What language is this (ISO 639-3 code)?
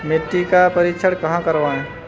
hin